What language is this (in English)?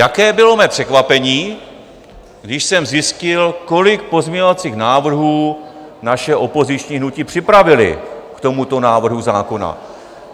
Czech